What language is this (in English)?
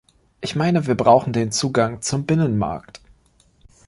German